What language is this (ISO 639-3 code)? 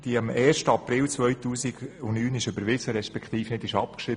gsw